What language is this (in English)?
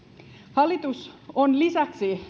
Finnish